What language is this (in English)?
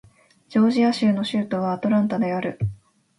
Japanese